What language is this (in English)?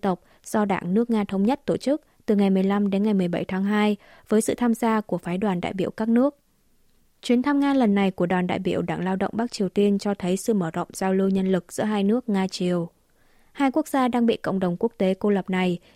Vietnamese